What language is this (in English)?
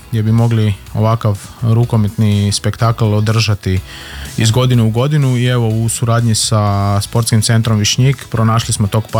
Croatian